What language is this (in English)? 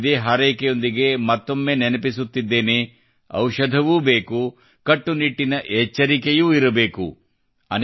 Kannada